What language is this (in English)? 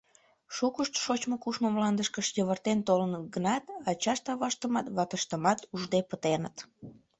Mari